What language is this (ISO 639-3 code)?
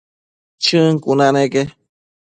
mcf